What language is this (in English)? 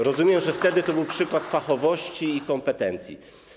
Polish